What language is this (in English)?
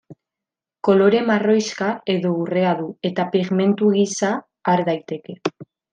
Basque